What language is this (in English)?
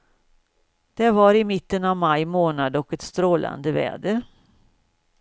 Swedish